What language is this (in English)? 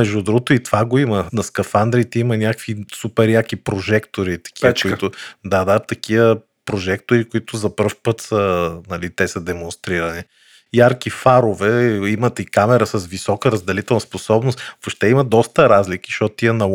Bulgarian